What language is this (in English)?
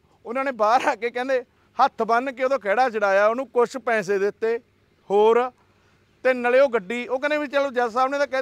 Punjabi